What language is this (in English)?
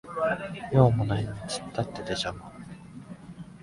Japanese